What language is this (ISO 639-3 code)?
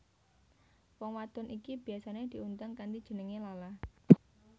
jav